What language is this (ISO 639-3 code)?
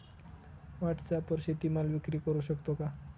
mar